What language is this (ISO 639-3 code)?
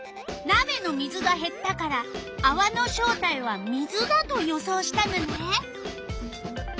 jpn